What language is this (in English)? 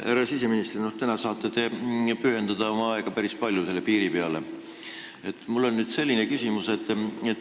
Estonian